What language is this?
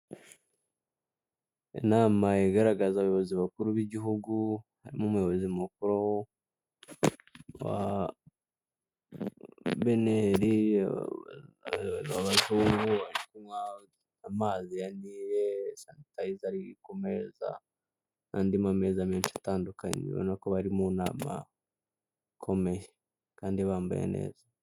Kinyarwanda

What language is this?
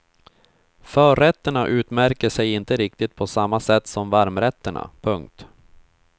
Swedish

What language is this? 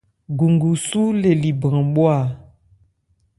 Ebrié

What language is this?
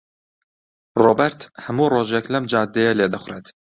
Central Kurdish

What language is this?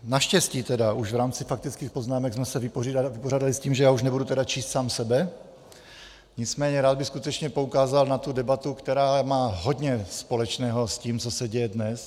Czech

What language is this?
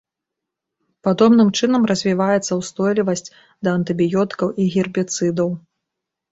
Belarusian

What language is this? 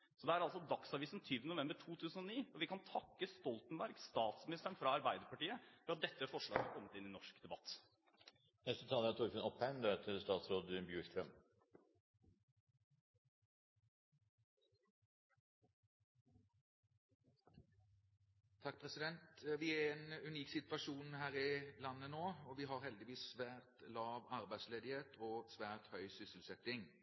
Norwegian Bokmål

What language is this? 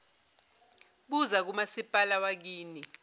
Zulu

